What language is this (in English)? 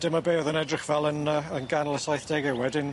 Welsh